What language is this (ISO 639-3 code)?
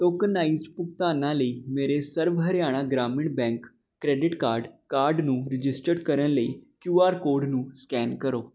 pan